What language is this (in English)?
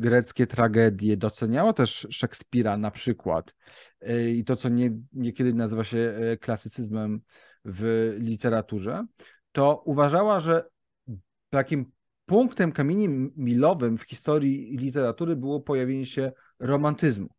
Polish